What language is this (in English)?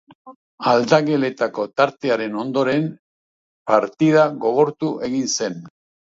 Basque